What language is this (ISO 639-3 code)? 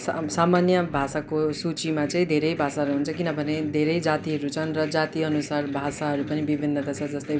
nep